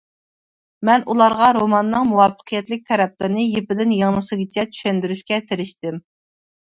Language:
Uyghur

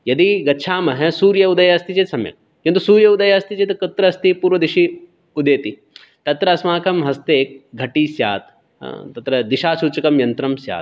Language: Sanskrit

